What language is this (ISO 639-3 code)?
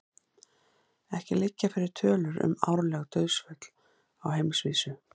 isl